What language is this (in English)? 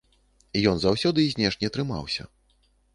Belarusian